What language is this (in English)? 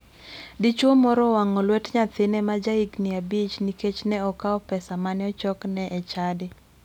Luo (Kenya and Tanzania)